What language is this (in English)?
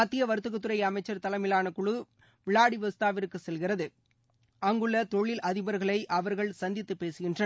Tamil